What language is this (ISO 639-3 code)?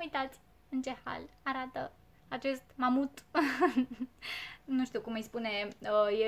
ron